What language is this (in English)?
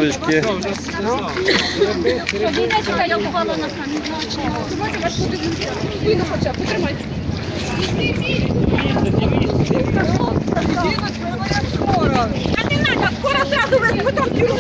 Ukrainian